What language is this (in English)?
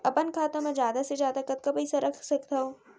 Chhattisgarhi